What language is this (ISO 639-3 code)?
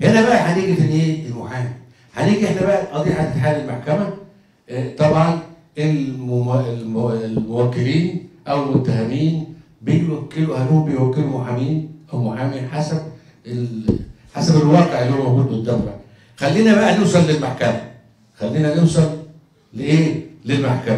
ara